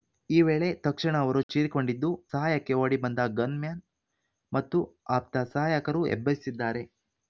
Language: Kannada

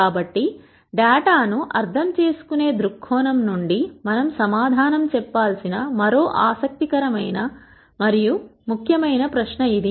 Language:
Telugu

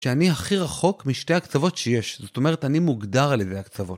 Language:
Hebrew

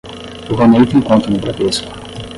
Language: Portuguese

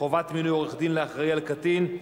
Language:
Hebrew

